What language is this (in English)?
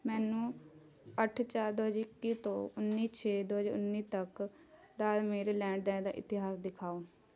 Punjabi